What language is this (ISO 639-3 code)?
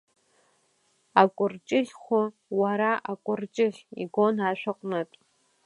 abk